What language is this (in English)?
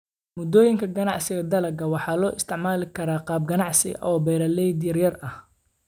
Somali